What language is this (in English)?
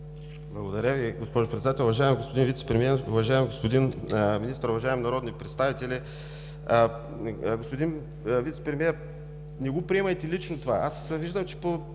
Bulgarian